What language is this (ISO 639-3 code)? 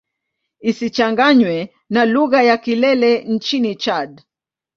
swa